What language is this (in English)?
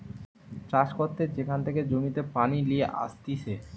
Bangla